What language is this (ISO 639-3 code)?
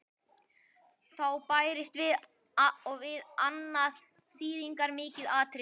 isl